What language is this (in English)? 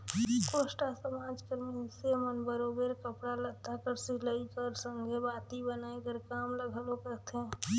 Chhattisgarhi